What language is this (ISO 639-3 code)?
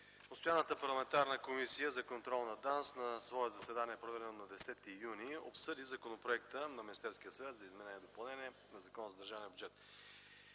bul